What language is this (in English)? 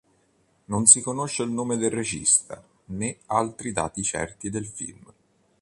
Italian